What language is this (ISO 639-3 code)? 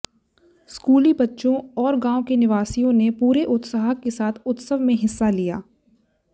hin